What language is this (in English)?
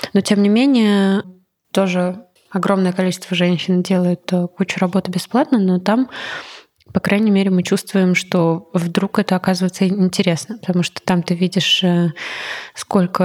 Russian